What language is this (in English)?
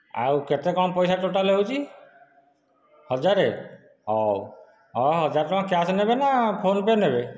Odia